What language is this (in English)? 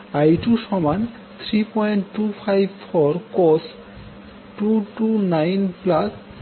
Bangla